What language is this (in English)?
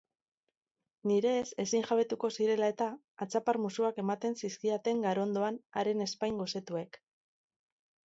Basque